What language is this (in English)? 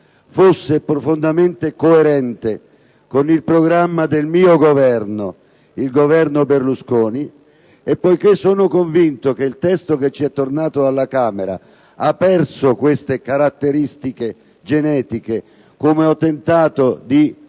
Italian